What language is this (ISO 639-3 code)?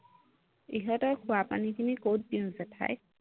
asm